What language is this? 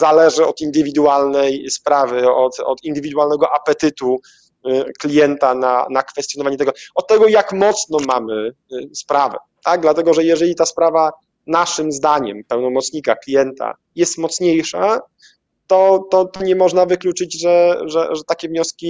Polish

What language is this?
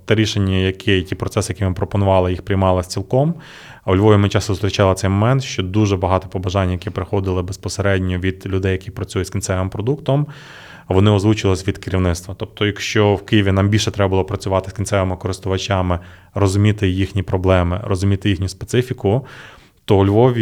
Ukrainian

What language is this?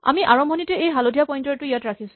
Assamese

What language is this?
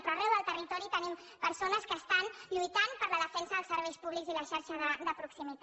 Catalan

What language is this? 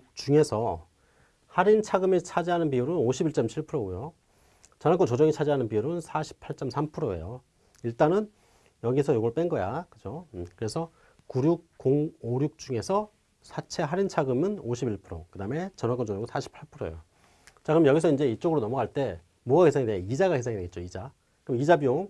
Korean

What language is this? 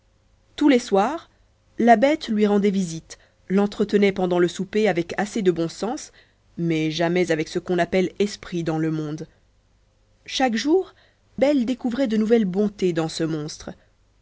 French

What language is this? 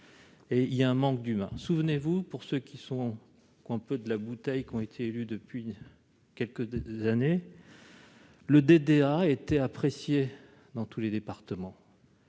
French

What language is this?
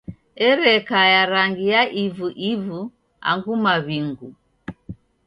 Taita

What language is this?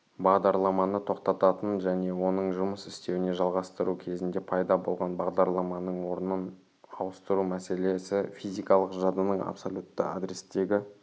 Kazakh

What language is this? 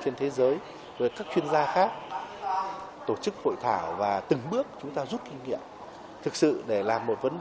Vietnamese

